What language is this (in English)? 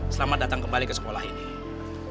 Indonesian